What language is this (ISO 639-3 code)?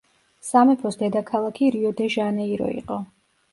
kat